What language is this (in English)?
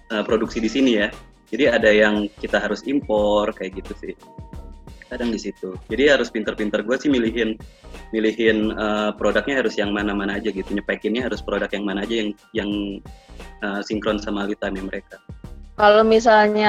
Indonesian